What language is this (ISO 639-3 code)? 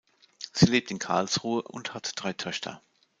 deu